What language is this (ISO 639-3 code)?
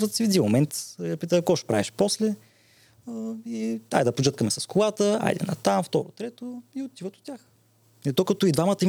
bul